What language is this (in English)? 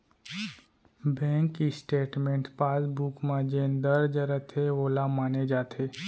Chhattisgarhi